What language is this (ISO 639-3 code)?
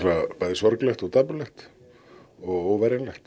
isl